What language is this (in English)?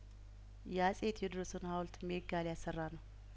Amharic